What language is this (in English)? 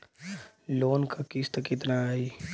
Bhojpuri